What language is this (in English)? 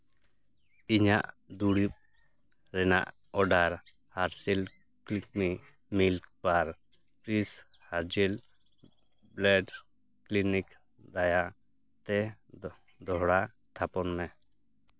Santali